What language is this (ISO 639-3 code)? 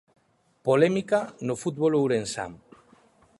glg